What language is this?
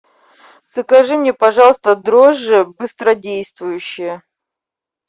Russian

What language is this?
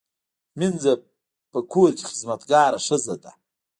Pashto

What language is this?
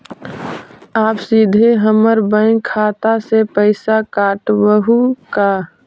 Magahi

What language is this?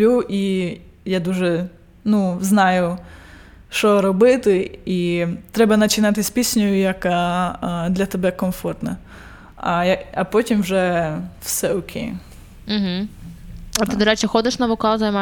Ukrainian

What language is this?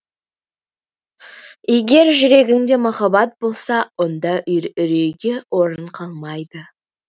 Kazakh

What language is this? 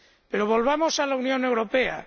Spanish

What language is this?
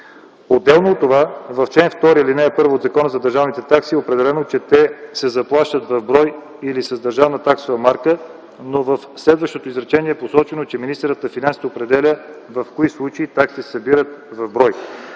Bulgarian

